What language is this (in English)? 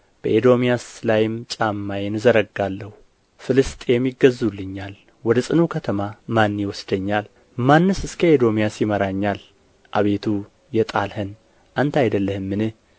Amharic